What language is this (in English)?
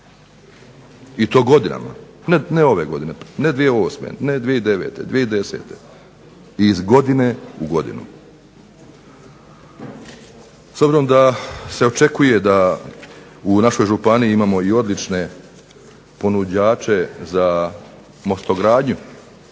Croatian